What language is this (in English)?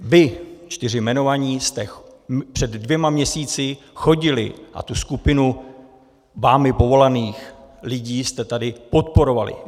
Czech